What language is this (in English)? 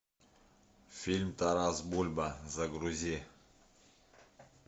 Russian